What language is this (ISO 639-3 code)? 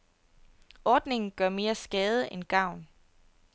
dan